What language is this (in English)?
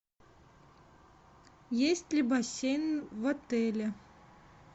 Russian